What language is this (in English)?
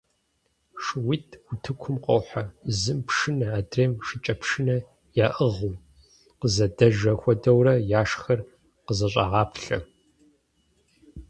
Kabardian